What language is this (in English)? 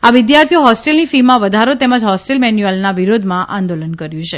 Gujarati